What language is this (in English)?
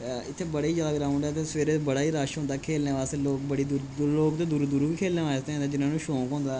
Dogri